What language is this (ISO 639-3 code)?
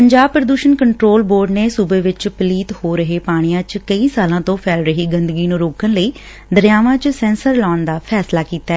pan